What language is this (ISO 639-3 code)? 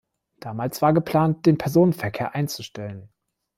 deu